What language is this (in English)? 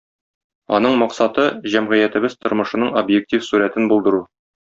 Tatar